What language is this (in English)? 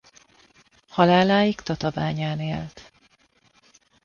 Hungarian